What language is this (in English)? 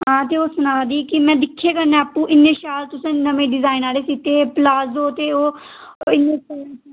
Dogri